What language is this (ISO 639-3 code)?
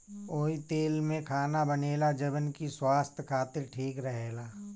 bho